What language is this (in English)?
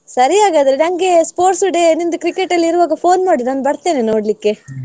Kannada